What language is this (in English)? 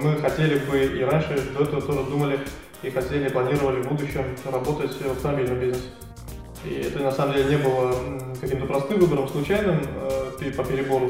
Russian